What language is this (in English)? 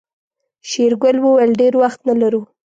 Pashto